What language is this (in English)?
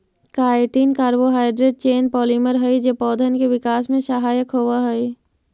Magahi